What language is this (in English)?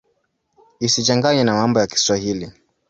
Swahili